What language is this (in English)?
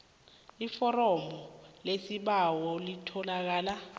South Ndebele